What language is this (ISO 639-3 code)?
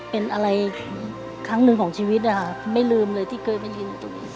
tha